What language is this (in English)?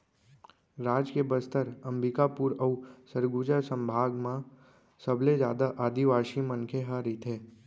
Chhattisgarhi